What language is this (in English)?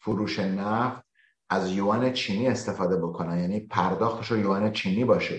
Persian